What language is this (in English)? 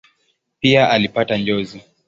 Swahili